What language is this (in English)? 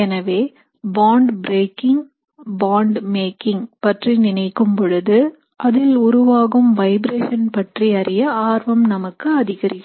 Tamil